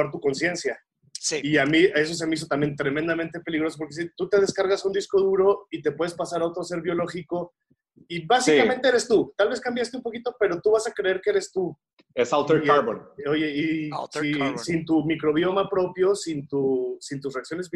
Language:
Spanish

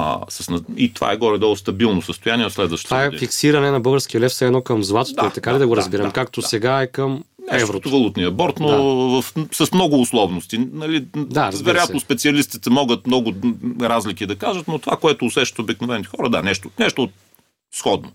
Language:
Bulgarian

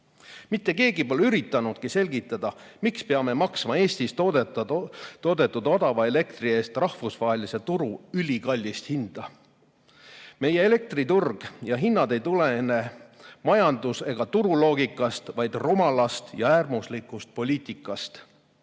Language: Estonian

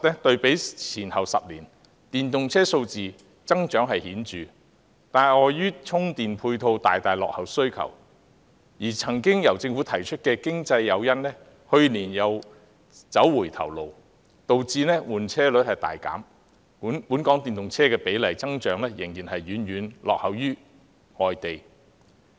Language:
Cantonese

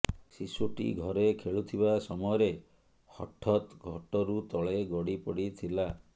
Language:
Odia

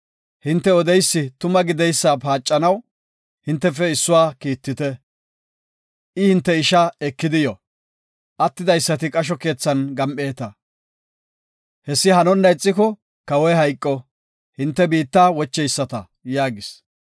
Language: Gofa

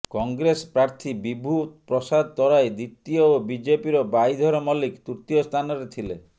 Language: Odia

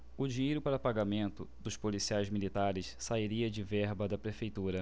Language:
Portuguese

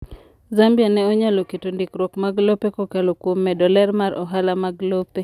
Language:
Luo (Kenya and Tanzania)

